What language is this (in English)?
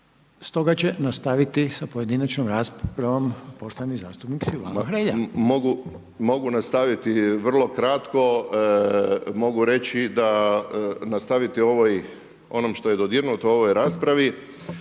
Croatian